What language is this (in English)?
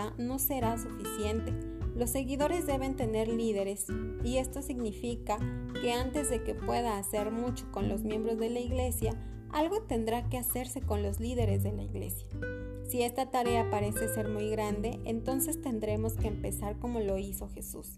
Spanish